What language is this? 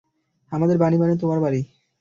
Bangla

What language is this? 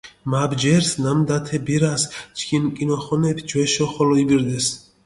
Mingrelian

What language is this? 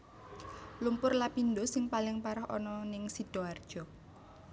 Javanese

